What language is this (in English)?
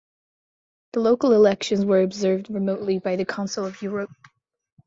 English